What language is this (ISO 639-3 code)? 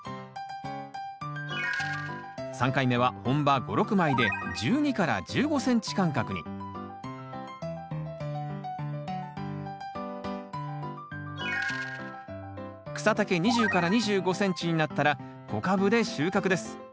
jpn